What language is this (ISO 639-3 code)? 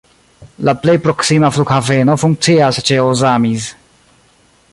epo